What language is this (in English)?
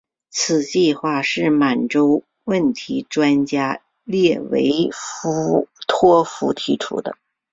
Chinese